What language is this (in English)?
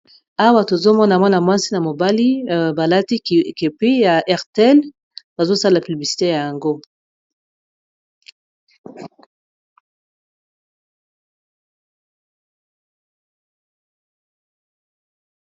Lingala